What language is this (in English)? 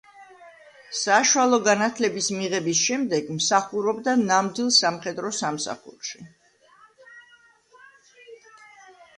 Georgian